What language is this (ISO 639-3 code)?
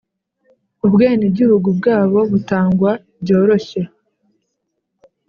kin